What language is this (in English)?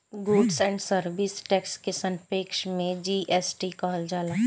Bhojpuri